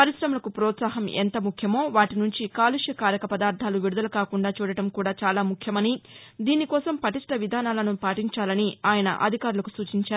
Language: Telugu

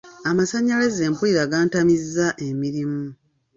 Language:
Ganda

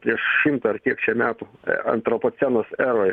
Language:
Lithuanian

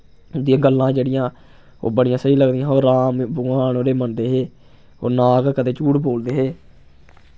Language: Dogri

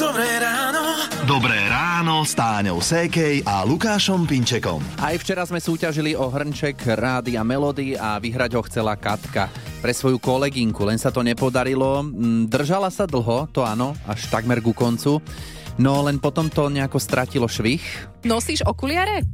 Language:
Slovak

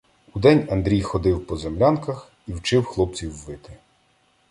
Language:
Ukrainian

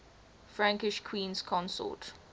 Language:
English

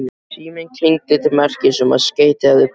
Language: Icelandic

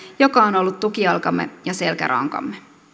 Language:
Finnish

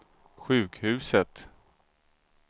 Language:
Swedish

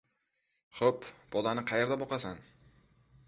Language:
Uzbek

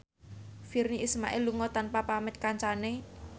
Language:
Javanese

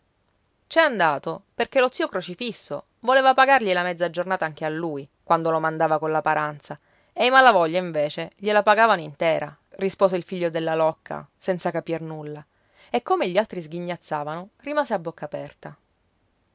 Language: Italian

